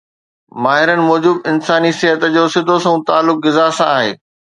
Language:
Sindhi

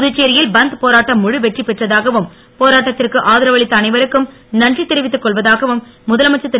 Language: Tamil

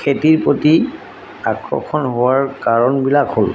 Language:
Assamese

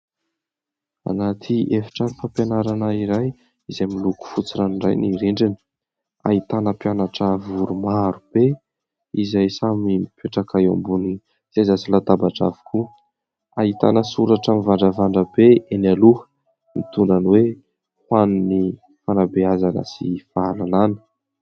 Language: Malagasy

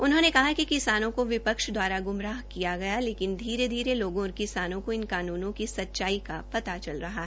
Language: Hindi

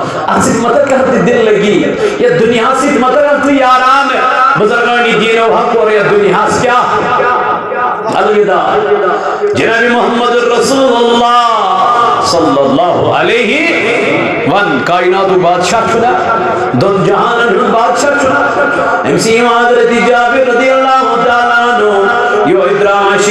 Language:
Arabic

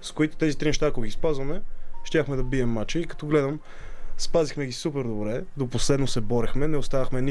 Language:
Bulgarian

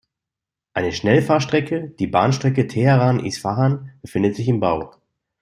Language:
German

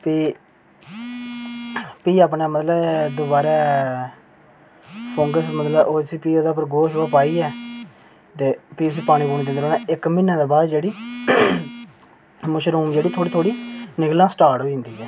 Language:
Dogri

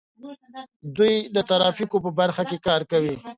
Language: Pashto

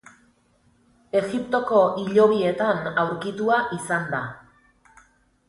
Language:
Basque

